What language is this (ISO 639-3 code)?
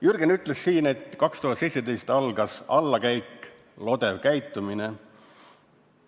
est